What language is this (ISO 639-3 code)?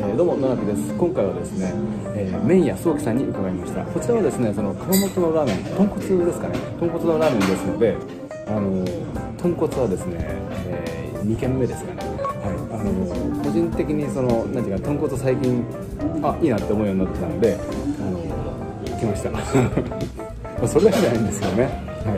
jpn